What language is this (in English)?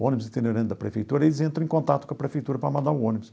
Portuguese